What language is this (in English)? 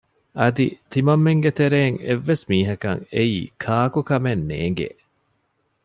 Divehi